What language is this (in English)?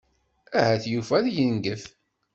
Kabyle